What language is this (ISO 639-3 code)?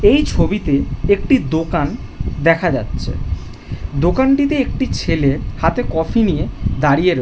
ben